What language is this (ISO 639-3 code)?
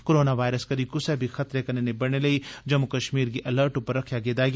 doi